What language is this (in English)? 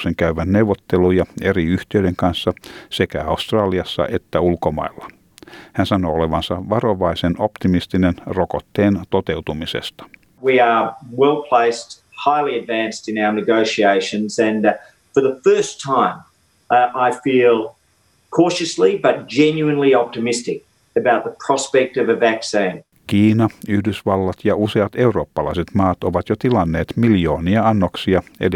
Finnish